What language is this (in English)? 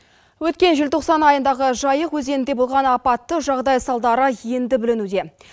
Kazakh